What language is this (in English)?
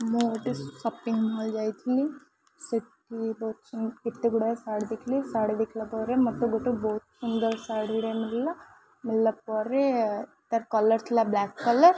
Odia